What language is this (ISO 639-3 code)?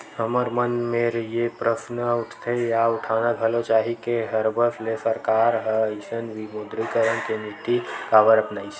hne